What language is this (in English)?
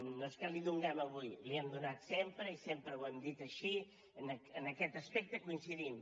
Catalan